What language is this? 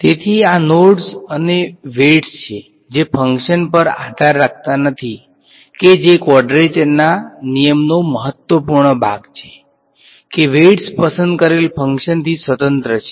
Gujarati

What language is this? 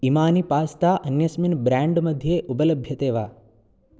Sanskrit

